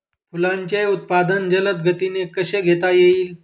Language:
Marathi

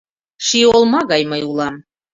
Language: Mari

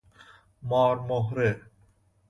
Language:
Persian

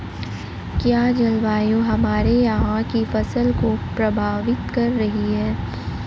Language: Hindi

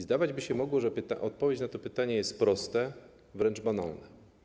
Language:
Polish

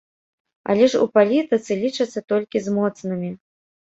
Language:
Belarusian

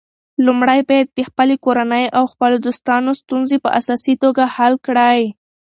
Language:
Pashto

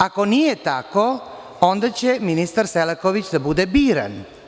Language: Serbian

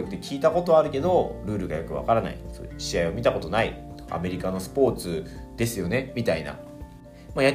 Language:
Japanese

